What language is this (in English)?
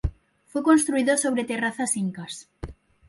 Spanish